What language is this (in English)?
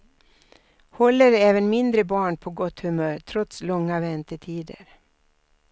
Swedish